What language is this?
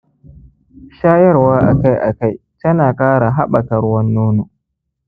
Hausa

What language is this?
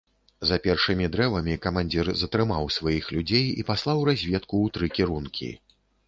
Belarusian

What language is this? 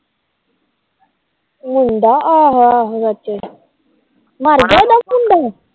Punjabi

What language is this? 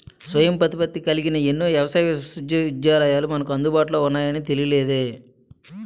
Telugu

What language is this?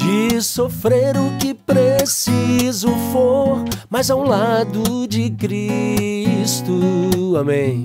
Portuguese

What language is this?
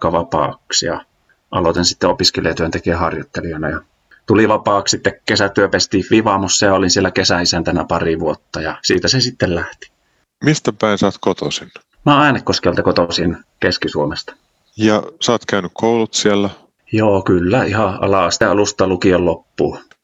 Finnish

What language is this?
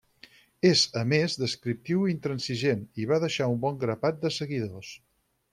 Catalan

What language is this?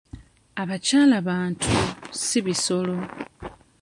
Ganda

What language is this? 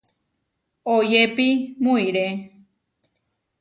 Huarijio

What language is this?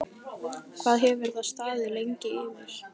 Icelandic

